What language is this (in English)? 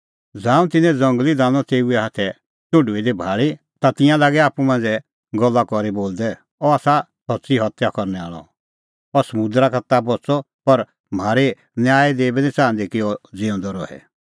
Kullu Pahari